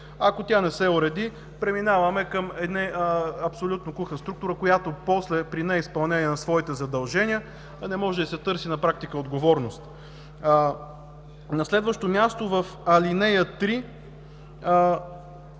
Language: Bulgarian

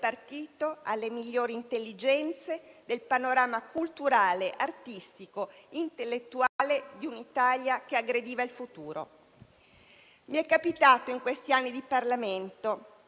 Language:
Italian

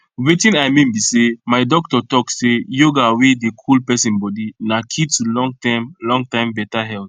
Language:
Nigerian Pidgin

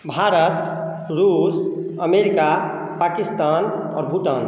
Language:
Maithili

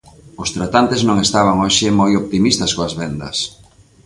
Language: Galician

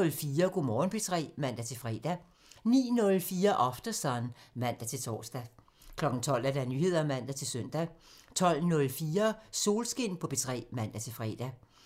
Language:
Danish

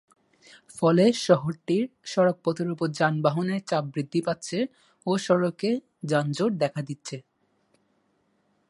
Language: Bangla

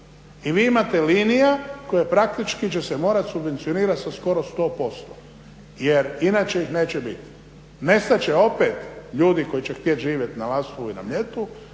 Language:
Croatian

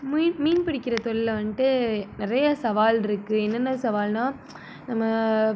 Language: Tamil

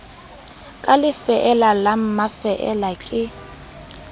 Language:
Southern Sotho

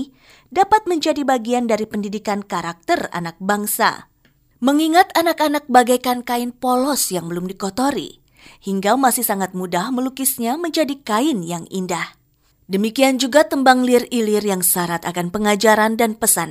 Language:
Indonesian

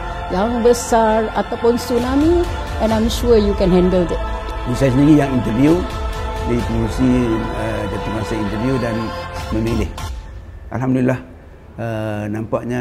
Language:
Malay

